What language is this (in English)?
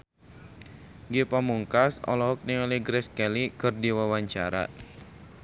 Sundanese